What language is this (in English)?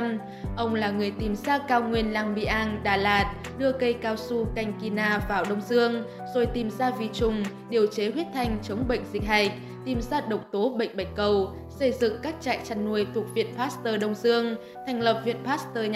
Vietnamese